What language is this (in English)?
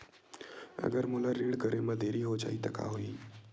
Chhattisgarhi